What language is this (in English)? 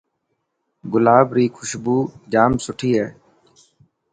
Dhatki